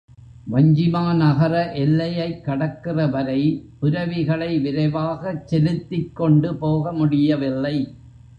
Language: Tamil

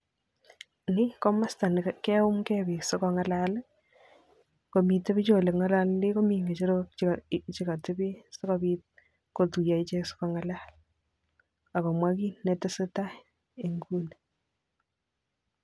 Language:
Kalenjin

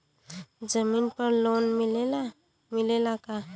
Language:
Bhojpuri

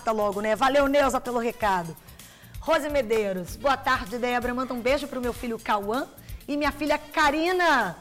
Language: Portuguese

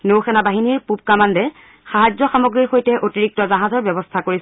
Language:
Assamese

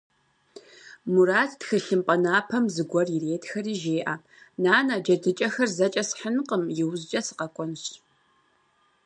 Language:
Kabardian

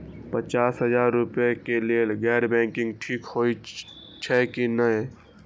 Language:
Maithili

